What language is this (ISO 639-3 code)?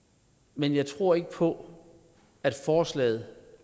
dan